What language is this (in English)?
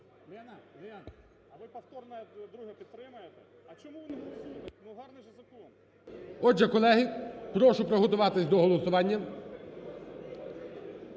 Ukrainian